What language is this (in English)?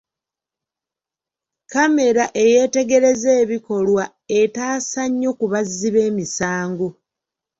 Ganda